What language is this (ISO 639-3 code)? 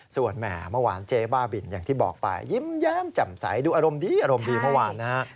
tha